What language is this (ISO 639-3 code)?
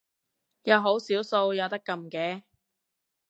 yue